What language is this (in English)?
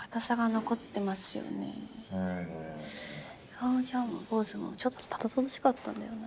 Japanese